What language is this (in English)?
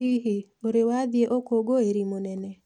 Kikuyu